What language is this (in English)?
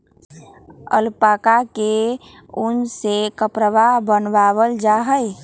Magahi